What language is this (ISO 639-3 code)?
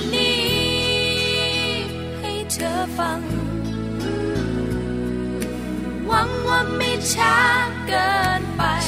tha